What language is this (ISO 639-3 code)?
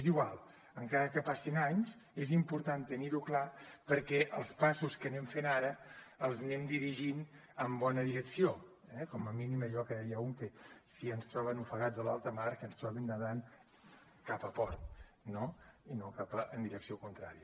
cat